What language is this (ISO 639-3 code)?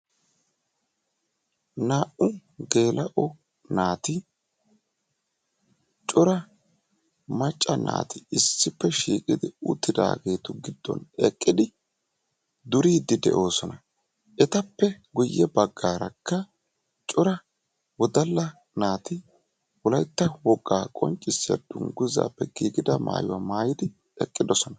wal